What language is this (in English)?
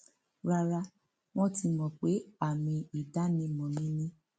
Yoruba